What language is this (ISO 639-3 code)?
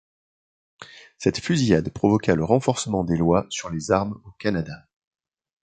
fra